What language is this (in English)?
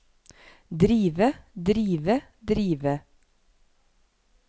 Norwegian